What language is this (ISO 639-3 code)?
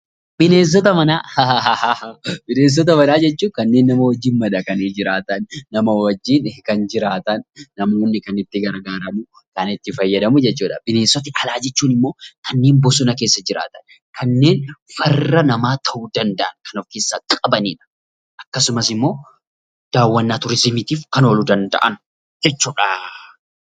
orm